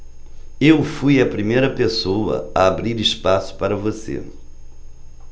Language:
Portuguese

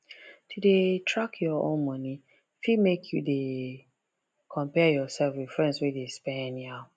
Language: Nigerian Pidgin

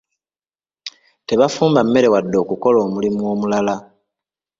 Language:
Ganda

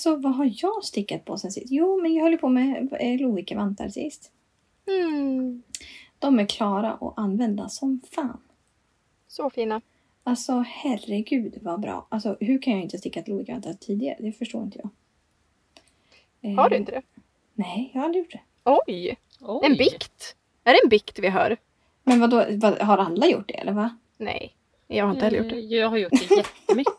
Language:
Swedish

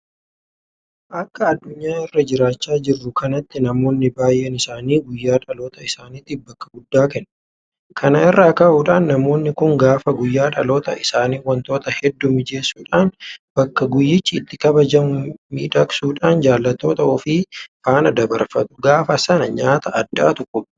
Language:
Oromo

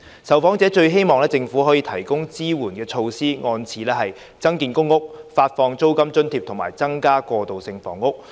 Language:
Cantonese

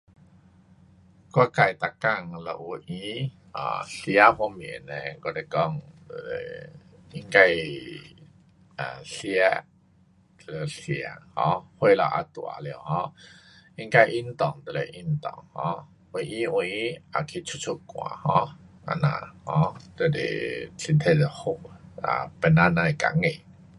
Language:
Pu-Xian Chinese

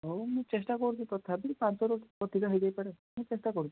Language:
Odia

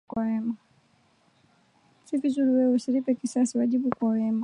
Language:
Swahili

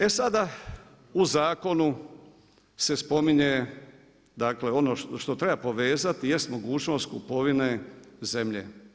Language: Croatian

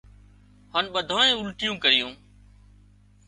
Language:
Wadiyara Koli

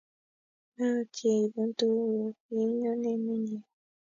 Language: Kalenjin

